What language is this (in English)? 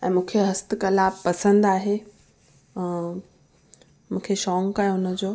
Sindhi